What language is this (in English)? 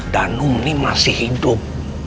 Indonesian